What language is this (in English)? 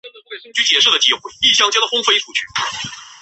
Chinese